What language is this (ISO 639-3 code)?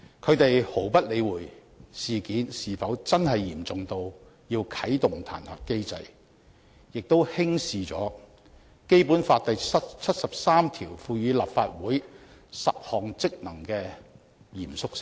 yue